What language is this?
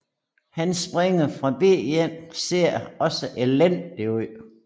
Danish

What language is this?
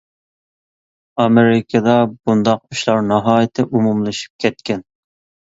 Uyghur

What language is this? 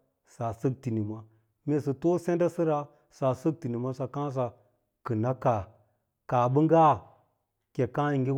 Lala-Roba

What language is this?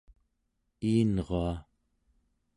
Central Yupik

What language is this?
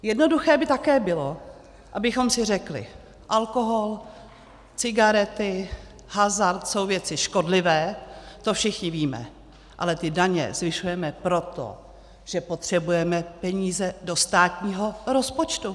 Czech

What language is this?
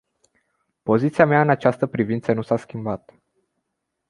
Romanian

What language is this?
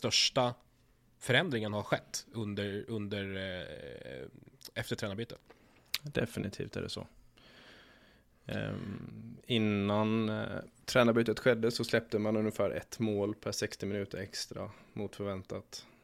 Swedish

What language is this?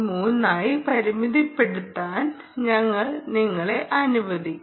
Malayalam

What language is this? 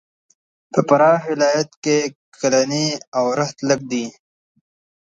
Pashto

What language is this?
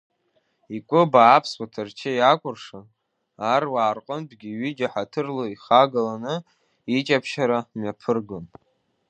Abkhazian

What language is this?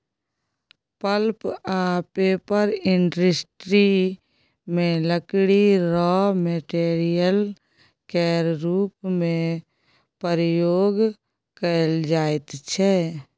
Maithili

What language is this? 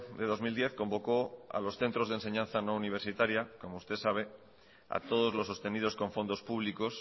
Spanish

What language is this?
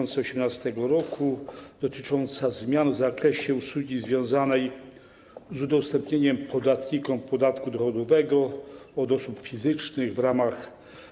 Polish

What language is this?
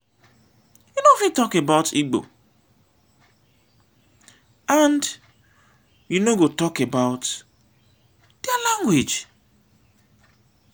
Nigerian Pidgin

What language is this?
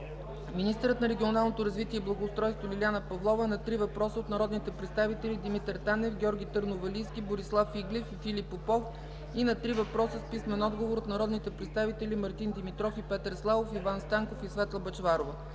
Bulgarian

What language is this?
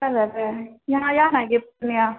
Maithili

